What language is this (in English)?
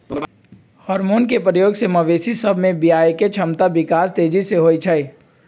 Magahi